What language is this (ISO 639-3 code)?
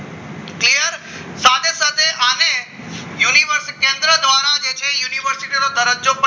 guj